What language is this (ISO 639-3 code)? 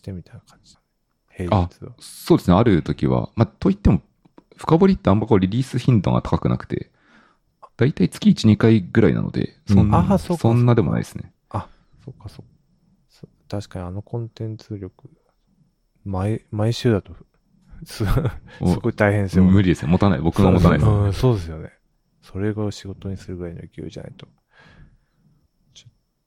jpn